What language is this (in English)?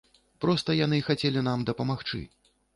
Belarusian